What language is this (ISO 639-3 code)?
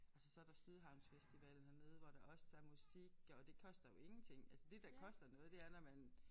dan